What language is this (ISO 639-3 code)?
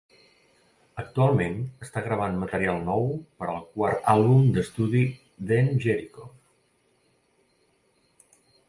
cat